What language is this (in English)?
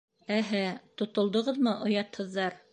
Bashkir